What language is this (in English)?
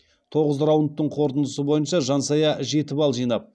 Kazakh